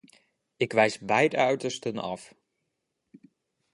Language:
Dutch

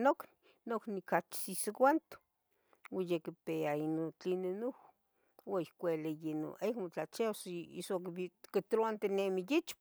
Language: Tetelcingo Nahuatl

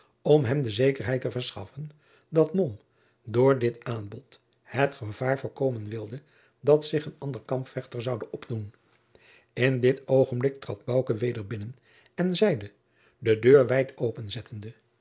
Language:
Dutch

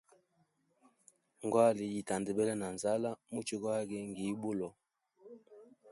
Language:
Hemba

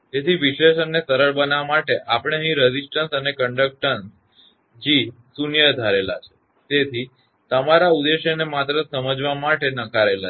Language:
Gujarati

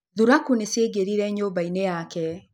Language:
Kikuyu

